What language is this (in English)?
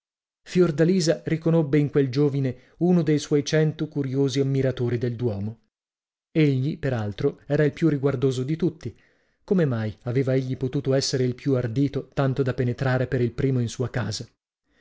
Italian